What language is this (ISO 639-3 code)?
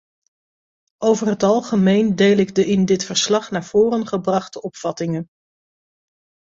nld